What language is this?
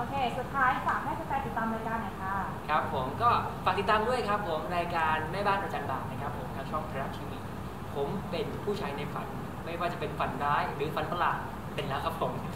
Thai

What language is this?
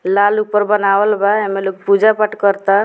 Bhojpuri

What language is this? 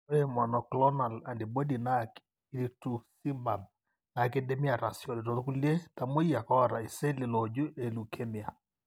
Masai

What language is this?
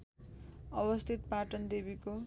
Nepali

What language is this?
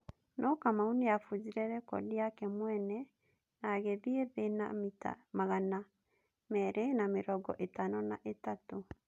Kikuyu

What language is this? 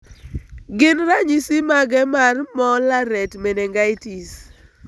Luo (Kenya and Tanzania)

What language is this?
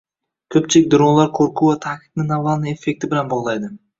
Uzbek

